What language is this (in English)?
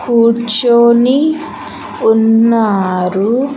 Telugu